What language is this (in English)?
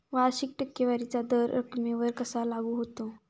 Marathi